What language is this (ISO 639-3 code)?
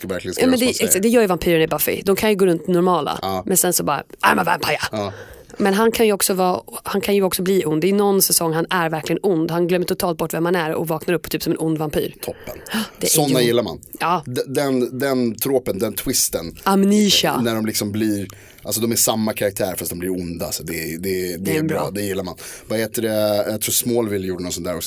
swe